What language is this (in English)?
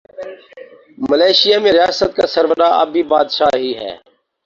Urdu